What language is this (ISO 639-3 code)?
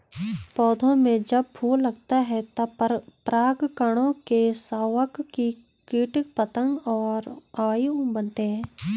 hin